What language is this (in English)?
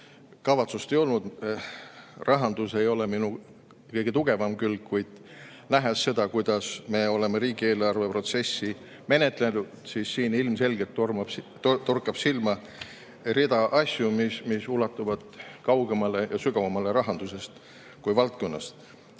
Estonian